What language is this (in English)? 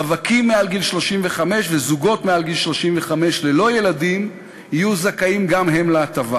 Hebrew